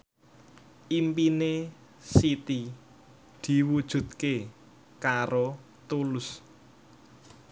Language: Javanese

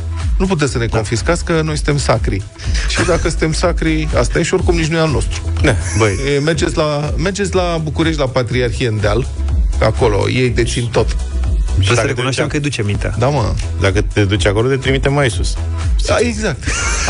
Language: Romanian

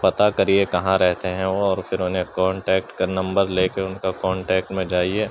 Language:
Urdu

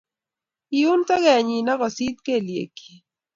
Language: Kalenjin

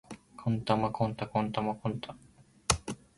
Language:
Japanese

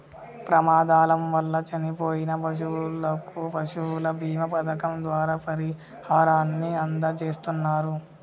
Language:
Telugu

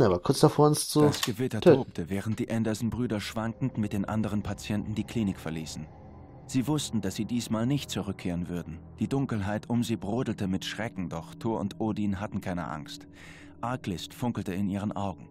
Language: German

